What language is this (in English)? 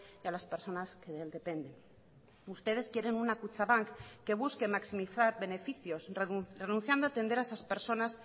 Spanish